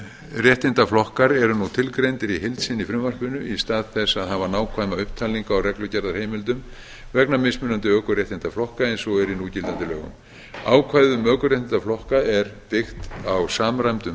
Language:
Icelandic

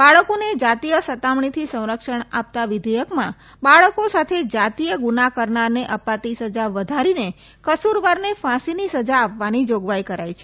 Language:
Gujarati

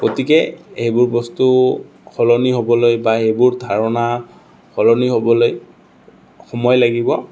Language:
Assamese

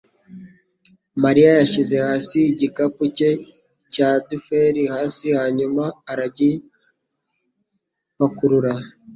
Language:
Kinyarwanda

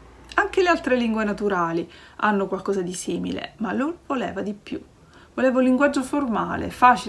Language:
Italian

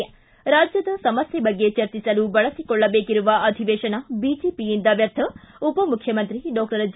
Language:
Kannada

